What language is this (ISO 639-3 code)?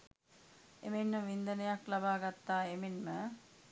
sin